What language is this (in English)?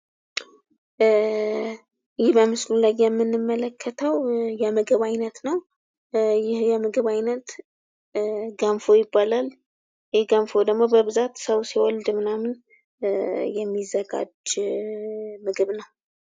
Amharic